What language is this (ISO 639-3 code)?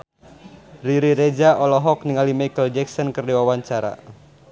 sun